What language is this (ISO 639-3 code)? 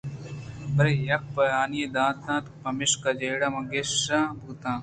bgp